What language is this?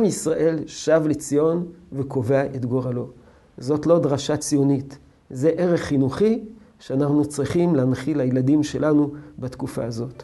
Hebrew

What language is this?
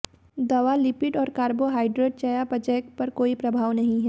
Hindi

